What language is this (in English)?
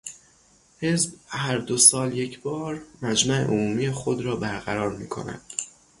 Persian